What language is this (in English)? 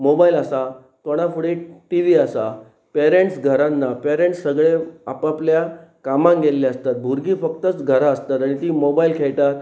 Konkani